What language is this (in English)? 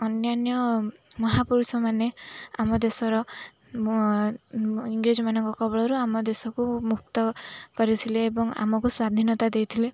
Odia